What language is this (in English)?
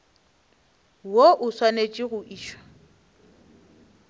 Northern Sotho